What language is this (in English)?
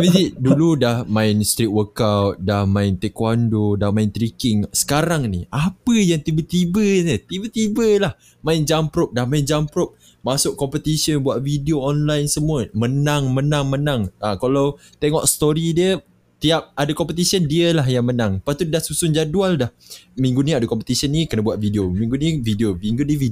Malay